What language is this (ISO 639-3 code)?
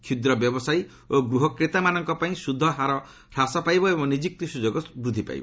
ori